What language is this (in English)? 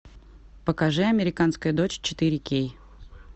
Russian